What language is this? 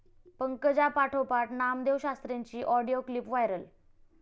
Marathi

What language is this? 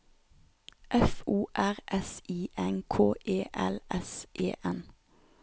Norwegian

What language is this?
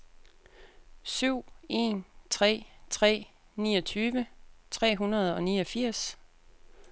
Danish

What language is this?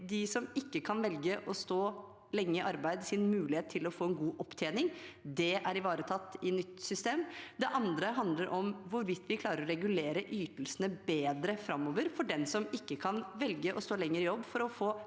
Norwegian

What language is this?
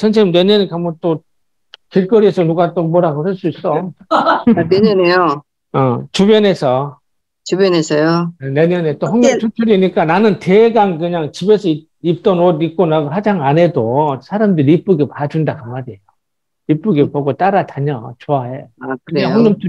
Korean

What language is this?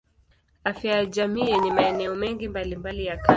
Swahili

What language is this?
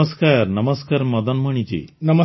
Odia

